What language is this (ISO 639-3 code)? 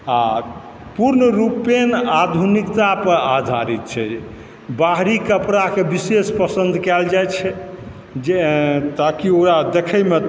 mai